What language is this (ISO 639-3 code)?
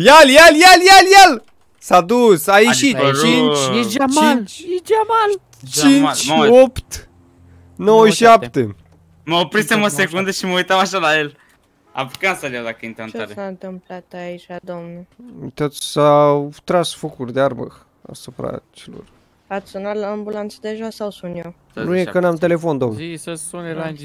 ron